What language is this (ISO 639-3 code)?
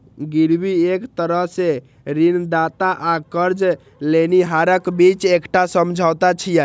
mai